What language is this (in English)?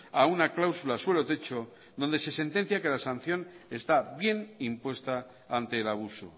Spanish